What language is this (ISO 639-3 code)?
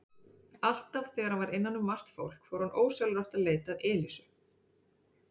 isl